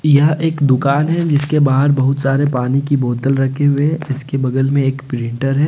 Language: Hindi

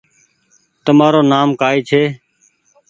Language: Goaria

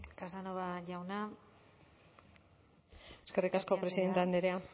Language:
Basque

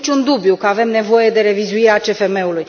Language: Romanian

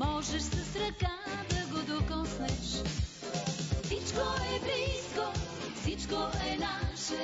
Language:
Bulgarian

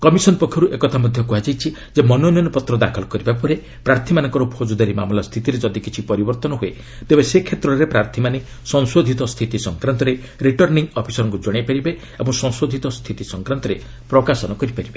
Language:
Odia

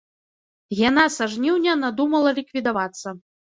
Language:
Belarusian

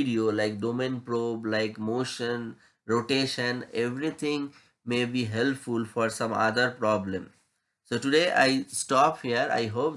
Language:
English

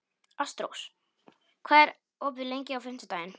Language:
Icelandic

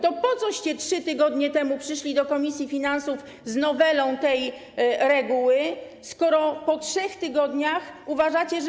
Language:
Polish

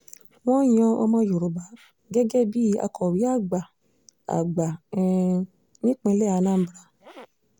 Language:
Yoruba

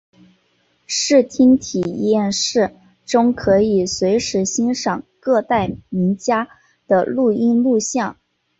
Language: Chinese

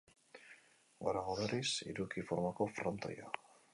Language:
Basque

